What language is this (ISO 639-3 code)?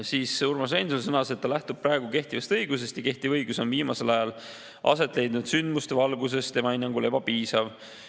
est